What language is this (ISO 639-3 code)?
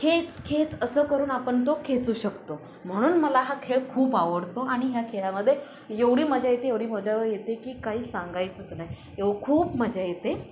mar